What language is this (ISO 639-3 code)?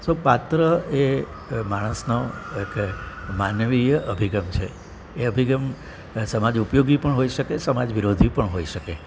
guj